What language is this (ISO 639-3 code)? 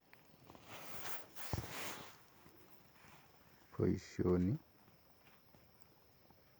kln